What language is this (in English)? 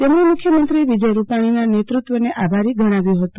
Gujarati